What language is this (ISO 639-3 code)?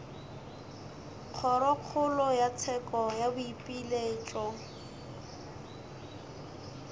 nso